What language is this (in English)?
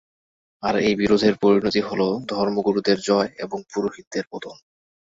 Bangla